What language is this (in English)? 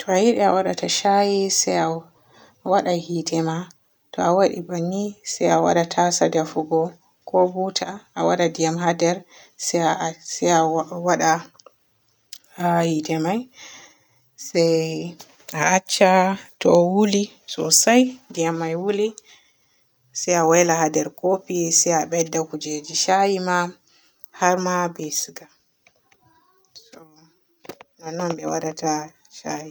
Borgu Fulfulde